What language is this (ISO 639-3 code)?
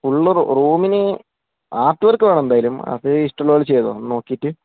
mal